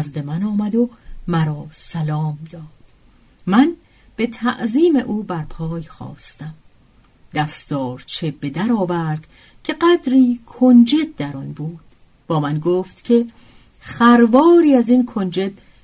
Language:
Persian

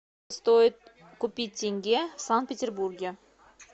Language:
Russian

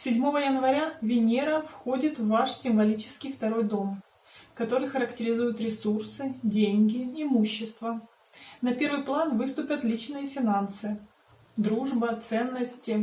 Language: Russian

